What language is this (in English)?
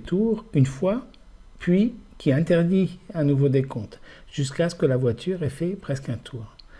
French